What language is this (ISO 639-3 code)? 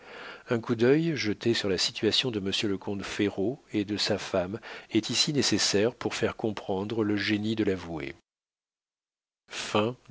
fra